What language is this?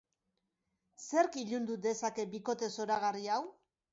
Basque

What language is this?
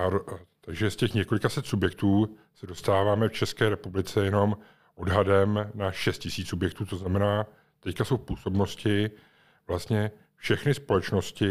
Czech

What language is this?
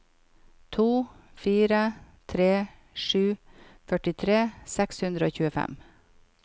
Norwegian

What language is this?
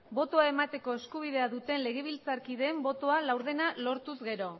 Basque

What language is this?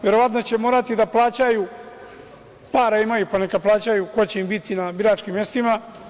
Serbian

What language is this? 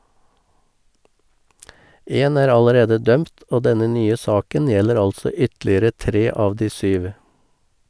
Norwegian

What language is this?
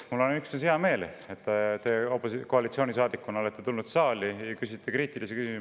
Estonian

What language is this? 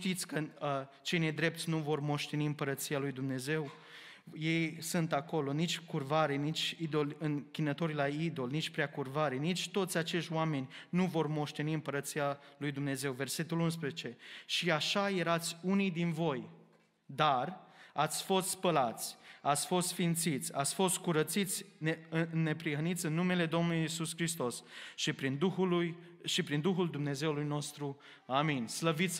Romanian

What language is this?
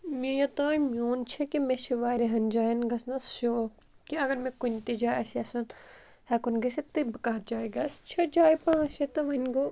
Kashmiri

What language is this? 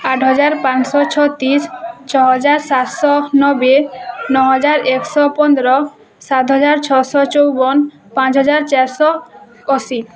Odia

